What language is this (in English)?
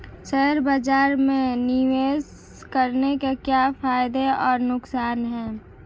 Hindi